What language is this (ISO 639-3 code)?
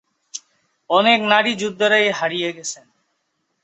ben